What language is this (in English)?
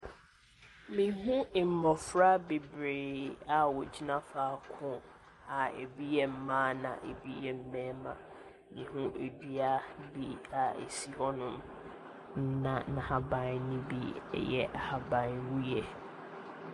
Akan